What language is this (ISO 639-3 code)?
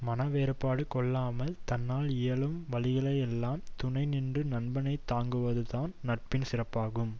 tam